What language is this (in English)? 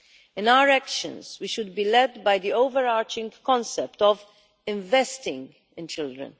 English